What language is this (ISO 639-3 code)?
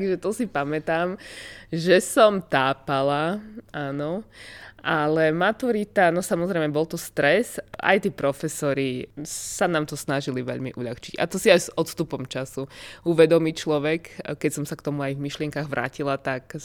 slk